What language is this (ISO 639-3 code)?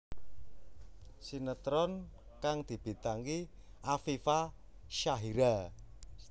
jav